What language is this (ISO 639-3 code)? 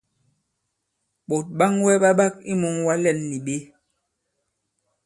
abb